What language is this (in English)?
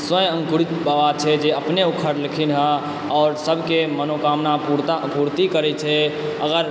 Maithili